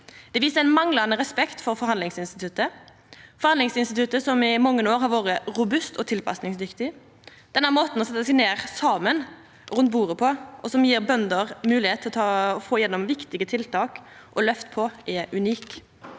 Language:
Norwegian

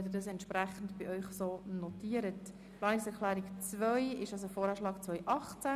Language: Swiss German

